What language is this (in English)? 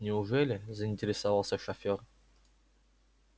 Russian